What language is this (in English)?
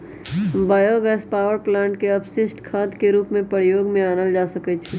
Magahi